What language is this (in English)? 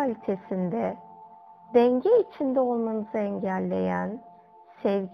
Turkish